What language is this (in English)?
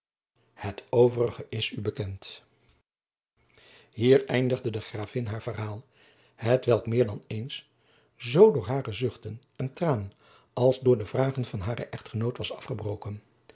Dutch